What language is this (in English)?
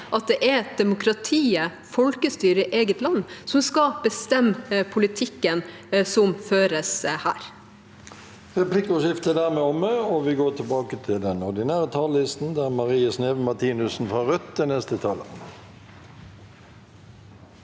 Norwegian